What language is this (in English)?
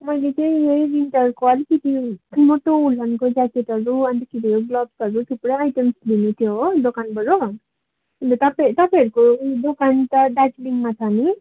Nepali